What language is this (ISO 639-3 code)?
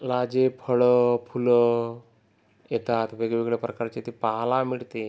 mar